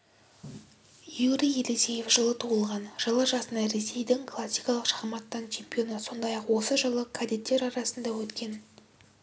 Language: Kazakh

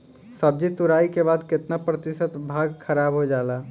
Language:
Bhojpuri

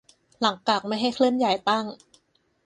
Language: Thai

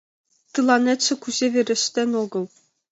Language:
Mari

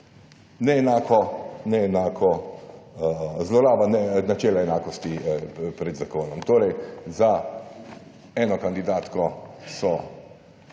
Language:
Slovenian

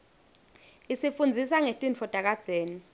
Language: Swati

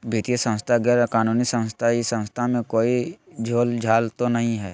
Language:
Magahi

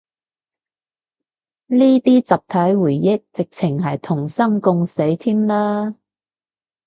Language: Cantonese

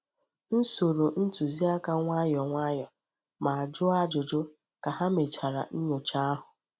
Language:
Igbo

